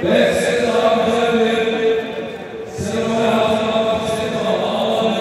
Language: Arabic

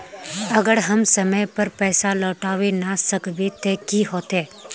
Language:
Magahi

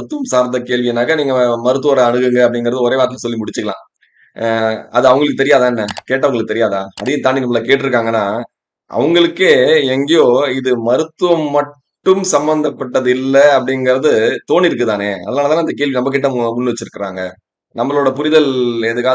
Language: English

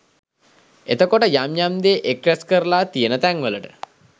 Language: Sinhala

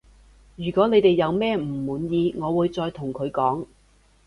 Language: Cantonese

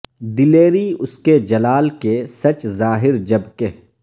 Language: Urdu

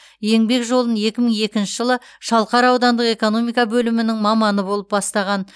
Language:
Kazakh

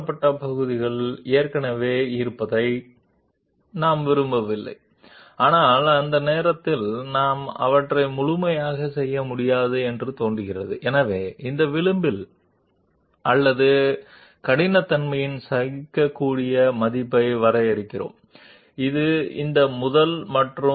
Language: Telugu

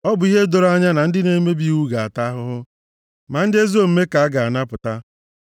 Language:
Igbo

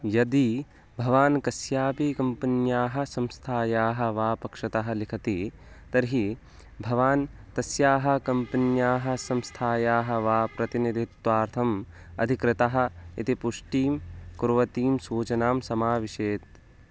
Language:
Sanskrit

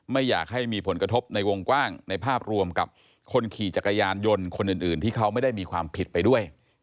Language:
Thai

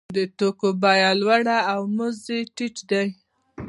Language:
Pashto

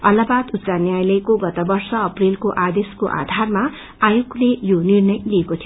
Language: Nepali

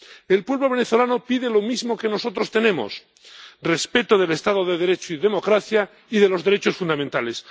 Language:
Spanish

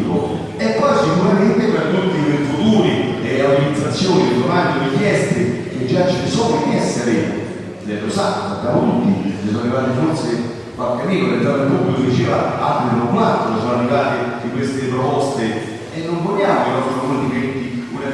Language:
Italian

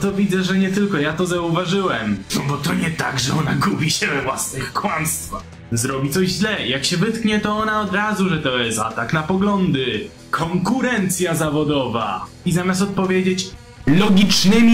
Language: Polish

